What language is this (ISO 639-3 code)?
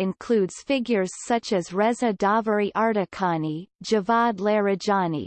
eng